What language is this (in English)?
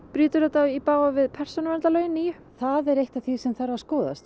Icelandic